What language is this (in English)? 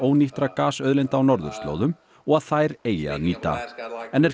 Icelandic